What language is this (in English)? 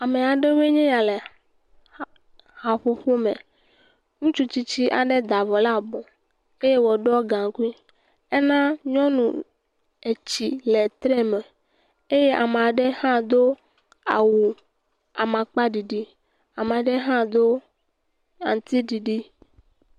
Ewe